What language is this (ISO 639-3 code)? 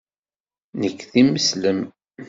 kab